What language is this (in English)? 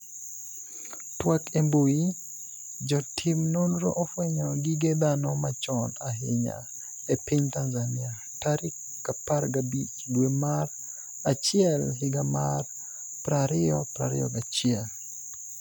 Luo (Kenya and Tanzania)